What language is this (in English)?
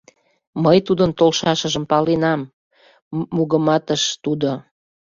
Mari